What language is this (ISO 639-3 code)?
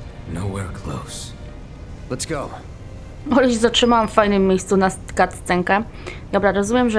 pol